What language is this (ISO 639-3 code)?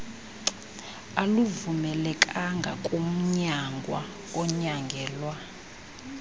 xho